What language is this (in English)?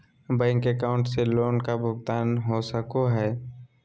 Magahi